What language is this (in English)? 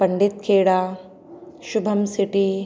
Sindhi